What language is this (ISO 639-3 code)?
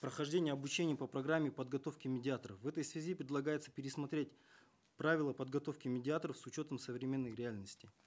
kaz